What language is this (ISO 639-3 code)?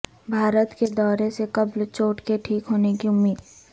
urd